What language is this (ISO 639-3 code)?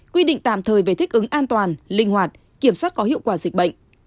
vie